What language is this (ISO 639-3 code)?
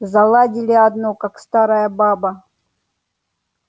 rus